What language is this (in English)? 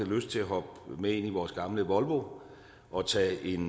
Danish